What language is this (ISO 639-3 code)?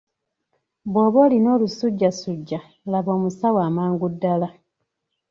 lug